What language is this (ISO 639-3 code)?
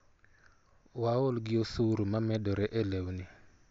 luo